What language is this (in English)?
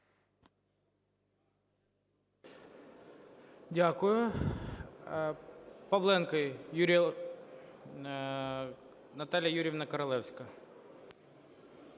Ukrainian